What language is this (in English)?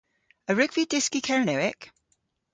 Cornish